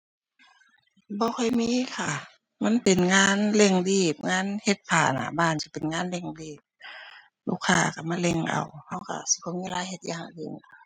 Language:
Thai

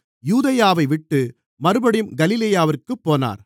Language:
Tamil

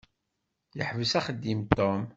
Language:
Kabyle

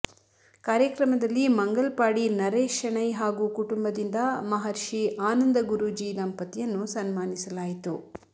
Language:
Kannada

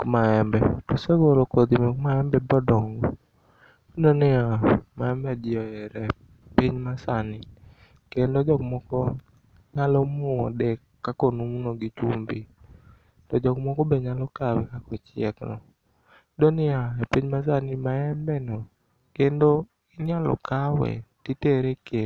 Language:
Luo (Kenya and Tanzania)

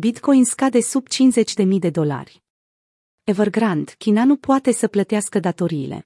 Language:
Romanian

